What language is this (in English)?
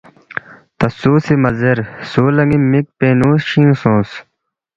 Balti